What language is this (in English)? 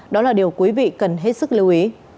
Vietnamese